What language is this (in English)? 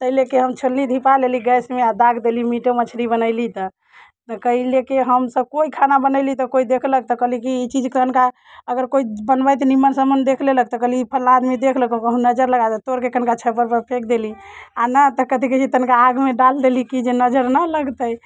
Maithili